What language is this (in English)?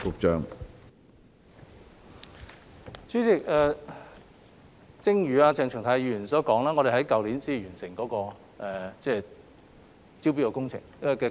Cantonese